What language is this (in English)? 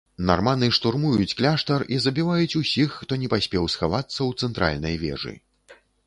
Belarusian